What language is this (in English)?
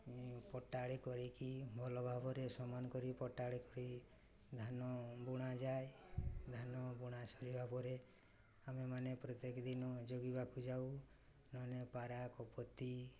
Odia